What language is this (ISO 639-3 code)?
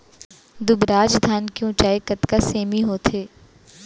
hne